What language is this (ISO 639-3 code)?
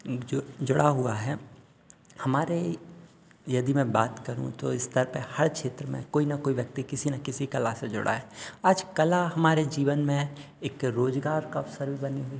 hin